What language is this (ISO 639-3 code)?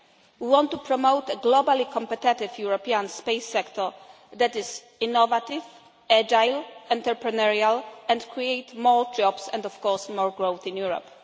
eng